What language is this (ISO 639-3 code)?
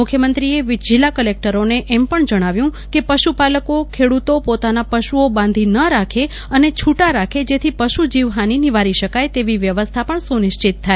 guj